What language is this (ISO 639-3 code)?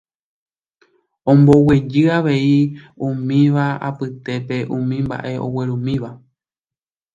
grn